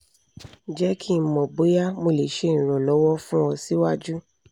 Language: Yoruba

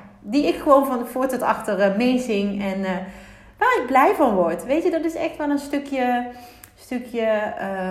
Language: Dutch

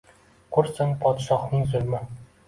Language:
Uzbek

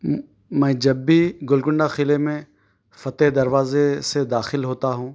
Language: Urdu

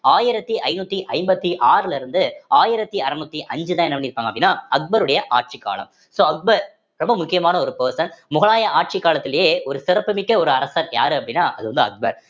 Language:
Tamil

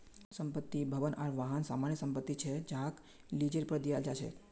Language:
Magahi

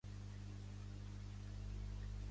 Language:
Catalan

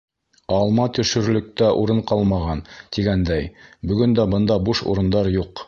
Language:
Bashkir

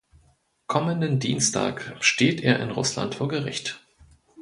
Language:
German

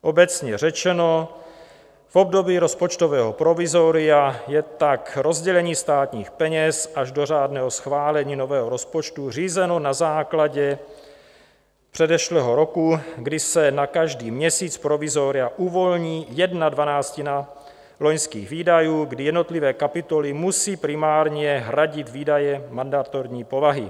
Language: Czech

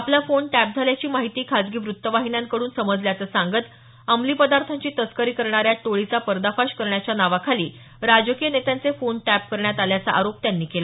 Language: Marathi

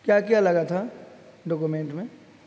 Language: Urdu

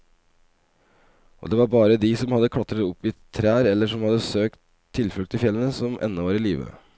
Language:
Norwegian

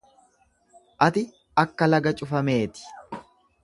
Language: Oromo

